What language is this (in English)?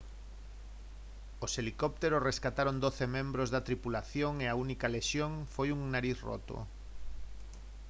Galician